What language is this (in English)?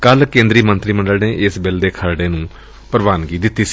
Punjabi